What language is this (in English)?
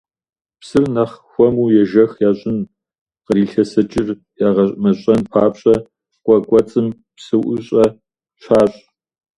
Kabardian